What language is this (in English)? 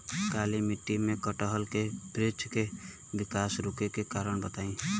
Bhojpuri